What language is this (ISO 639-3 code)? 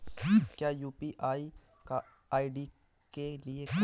hin